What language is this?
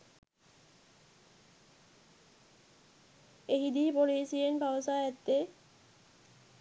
Sinhala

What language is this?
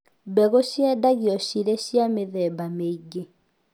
Kikuyu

